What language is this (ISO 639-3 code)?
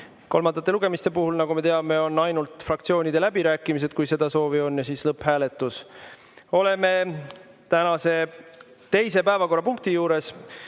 est